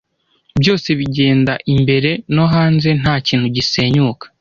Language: Kinyarwanda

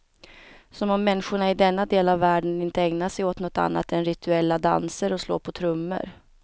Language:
Swedish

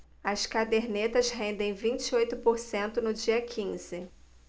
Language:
Portuguese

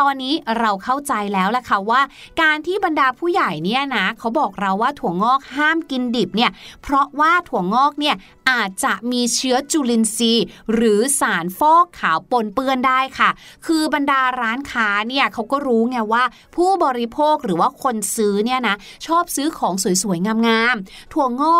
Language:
Thai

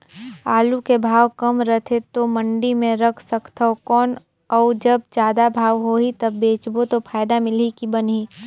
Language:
Chhattisgarhi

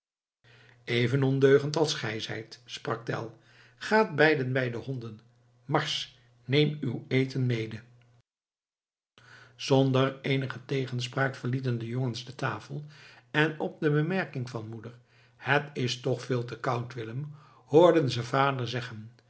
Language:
Dutch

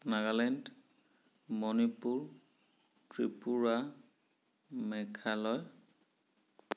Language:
Assamese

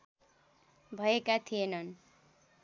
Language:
Nepali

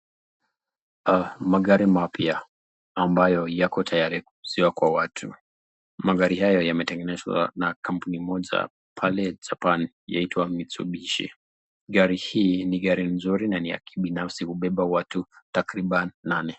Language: Swahili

